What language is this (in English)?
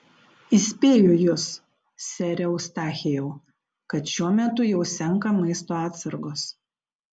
Lithuanian